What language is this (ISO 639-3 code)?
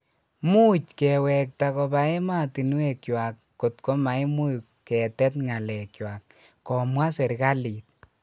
kln